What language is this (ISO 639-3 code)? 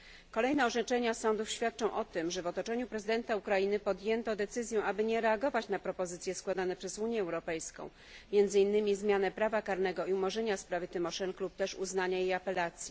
pol